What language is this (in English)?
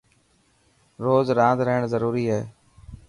Dhatki